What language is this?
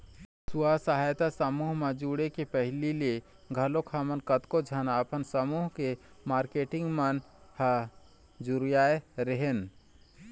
Chhattisgarhi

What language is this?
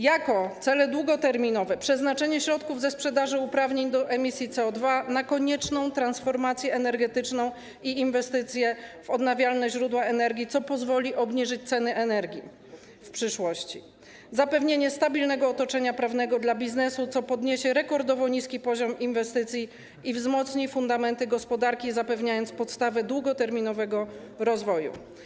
Polish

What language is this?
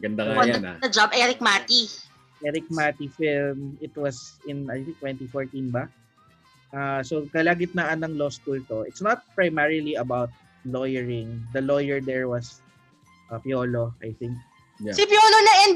Filipino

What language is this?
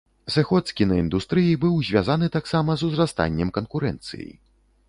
Belarusian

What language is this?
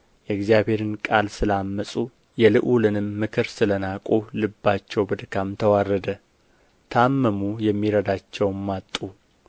Amharic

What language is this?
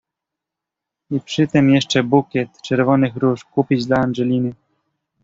Polish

